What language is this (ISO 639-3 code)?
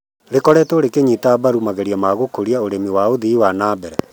kik